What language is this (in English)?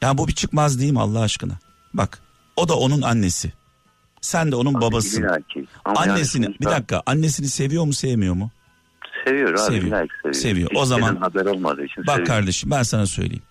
Turkish